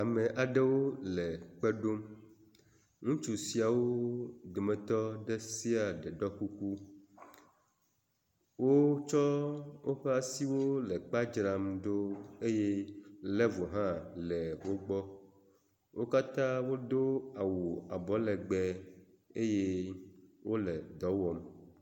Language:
Ewe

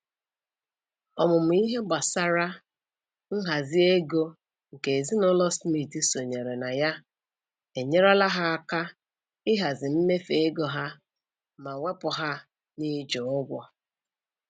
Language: Igbo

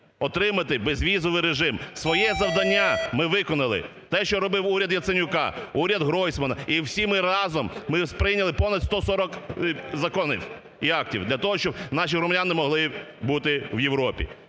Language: Ukrainian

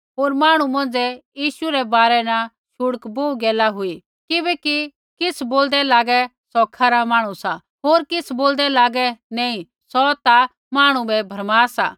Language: Kullu Pahari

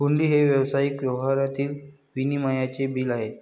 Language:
Marathi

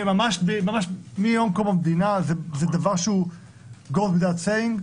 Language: Hebrew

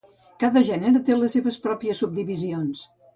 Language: Catalan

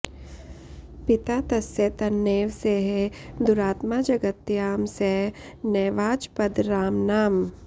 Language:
Sanskrit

